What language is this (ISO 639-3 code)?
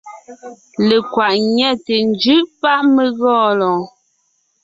nnh